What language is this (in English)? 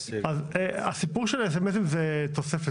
Hebrew